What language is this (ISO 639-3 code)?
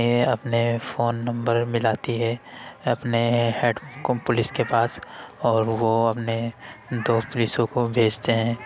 urd